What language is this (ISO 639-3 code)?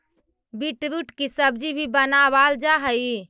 mag